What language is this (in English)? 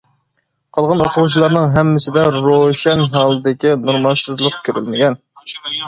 Uyghur